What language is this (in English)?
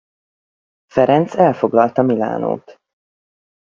Hungarian